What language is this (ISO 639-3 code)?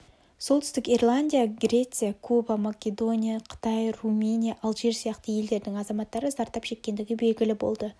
kaz